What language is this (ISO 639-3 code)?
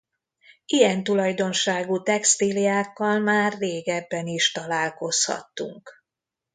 hun